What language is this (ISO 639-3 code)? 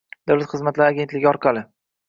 uzb